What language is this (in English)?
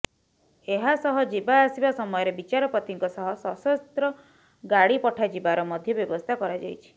Odia